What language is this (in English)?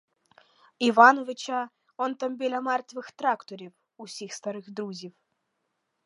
Ukrainian